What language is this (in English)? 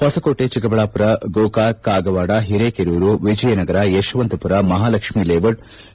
Kannada